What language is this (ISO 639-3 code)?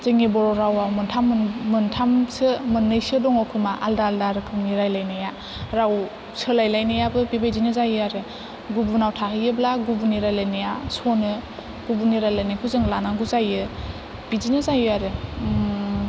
brx